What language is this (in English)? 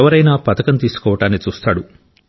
Telugu